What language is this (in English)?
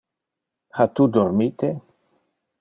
Interlingua